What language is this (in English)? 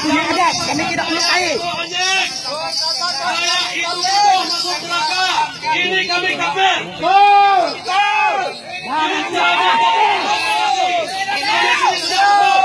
Arabic